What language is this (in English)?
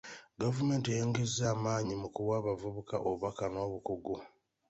Ganda